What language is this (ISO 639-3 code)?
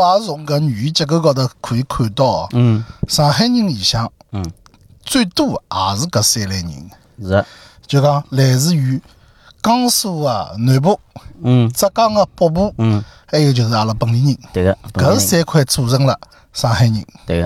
zho